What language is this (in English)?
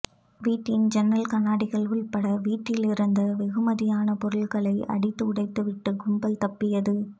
Tamil